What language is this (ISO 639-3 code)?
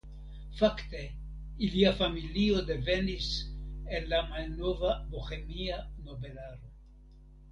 epo